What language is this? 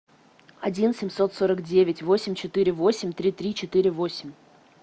Russian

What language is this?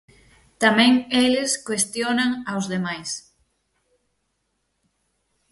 Galician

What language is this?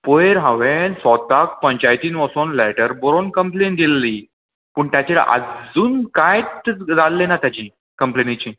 Konkani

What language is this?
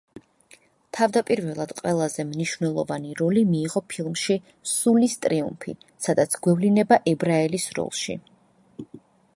Georgian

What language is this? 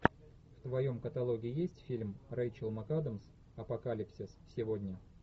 Russian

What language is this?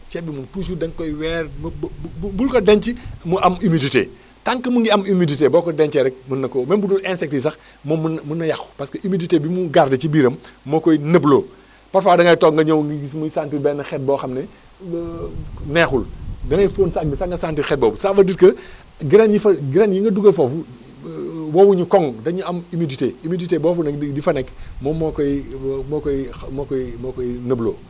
Wolof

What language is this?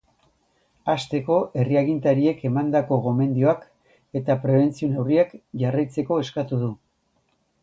Basque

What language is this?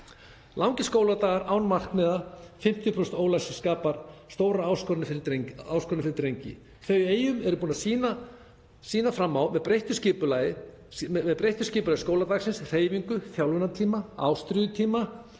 Icelandic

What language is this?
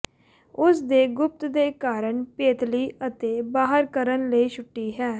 Punjabi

